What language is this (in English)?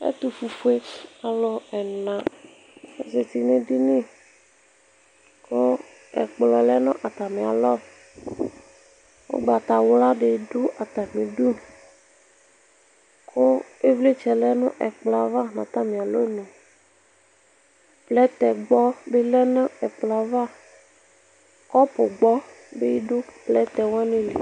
Ikposo